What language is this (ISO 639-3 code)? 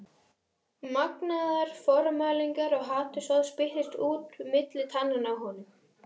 isl